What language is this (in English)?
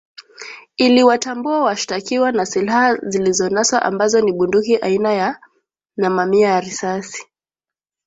Swahili